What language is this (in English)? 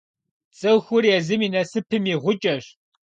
Kabardian